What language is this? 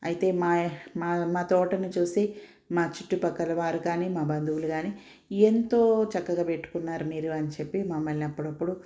Telugu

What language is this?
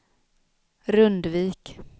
Swedish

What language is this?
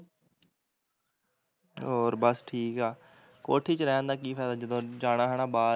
Punjabi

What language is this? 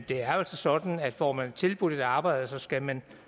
Danish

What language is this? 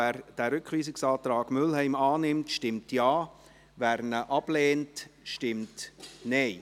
Swiss German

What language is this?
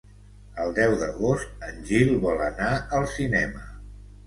Catalan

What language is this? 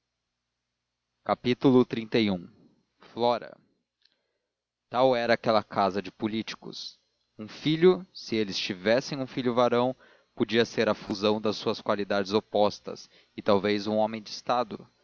Portuguese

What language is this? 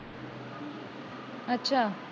Punjabi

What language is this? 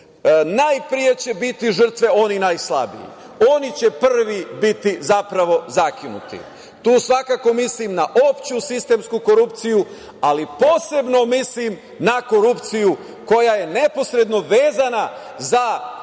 Serbian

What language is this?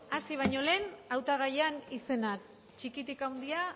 Basque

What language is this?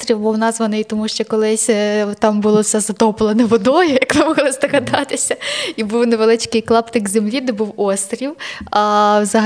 Ukrainian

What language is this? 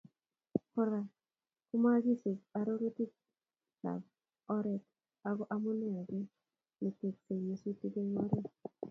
Kalenjin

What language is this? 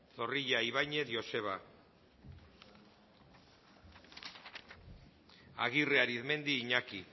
Basque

